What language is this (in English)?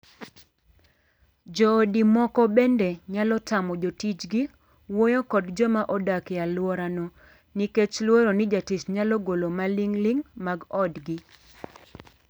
Luo (Kenya and Tanzania)